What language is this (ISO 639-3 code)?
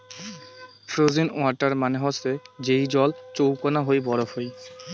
ben